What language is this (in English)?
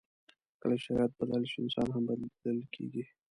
Pashto